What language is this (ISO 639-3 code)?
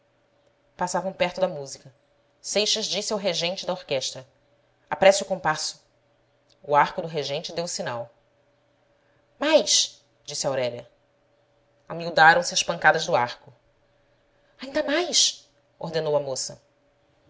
por